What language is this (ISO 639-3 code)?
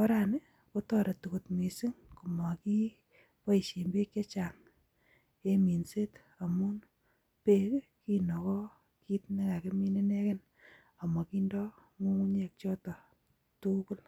kln